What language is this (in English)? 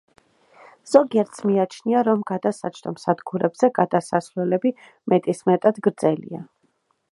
Georgian